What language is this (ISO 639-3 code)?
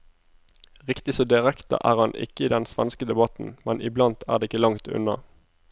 nor